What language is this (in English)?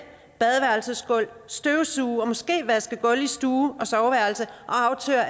Danish